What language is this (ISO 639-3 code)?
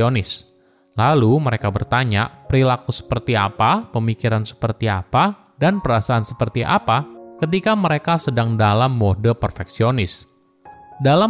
ind